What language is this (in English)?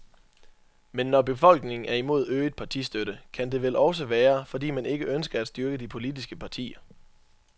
Danish